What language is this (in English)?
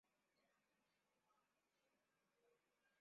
Swahili